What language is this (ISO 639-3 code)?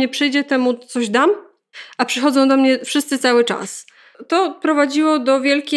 pol